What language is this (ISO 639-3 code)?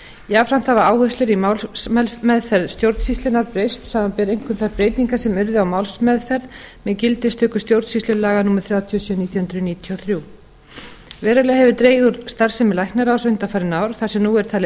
isl